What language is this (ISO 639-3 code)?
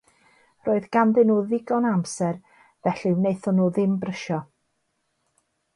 cym